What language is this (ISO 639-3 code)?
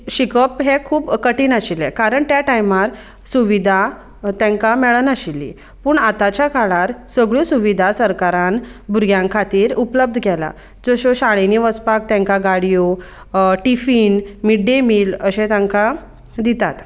kok